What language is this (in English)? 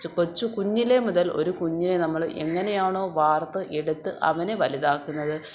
Malayalam